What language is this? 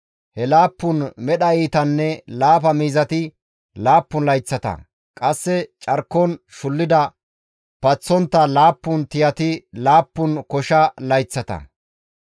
Gamo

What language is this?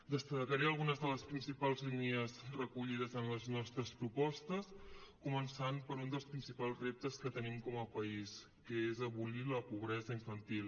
Catalan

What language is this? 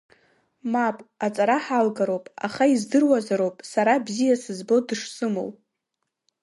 Abkhazian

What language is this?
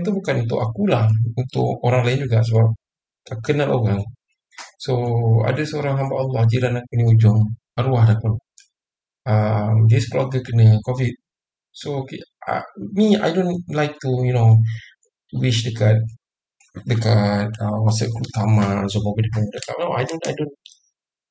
Malay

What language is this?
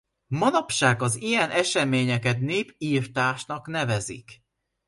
Hungarian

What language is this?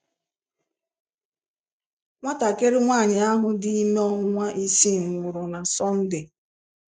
Igbo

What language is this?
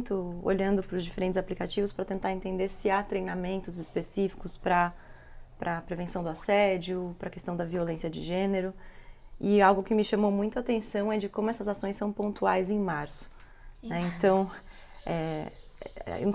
Portuguese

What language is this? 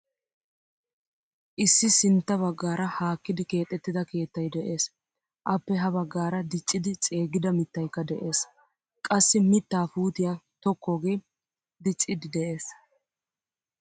Wolaytta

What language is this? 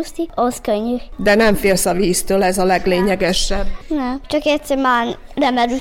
Hungarian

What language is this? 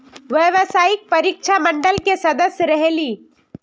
Magahi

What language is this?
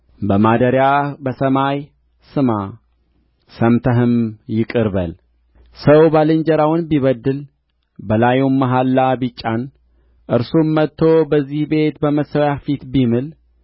Amharic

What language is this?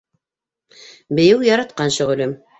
Bashkir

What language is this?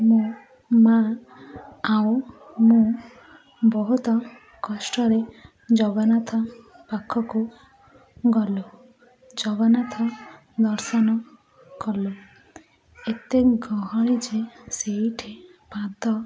Odia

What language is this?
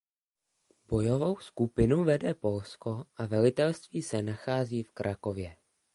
Czech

